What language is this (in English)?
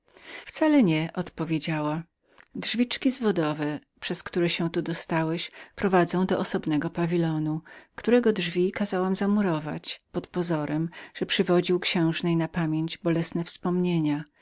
Polish